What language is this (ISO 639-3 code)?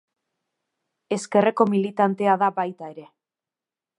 eus